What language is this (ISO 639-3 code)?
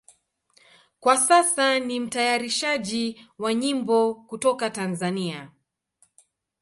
swa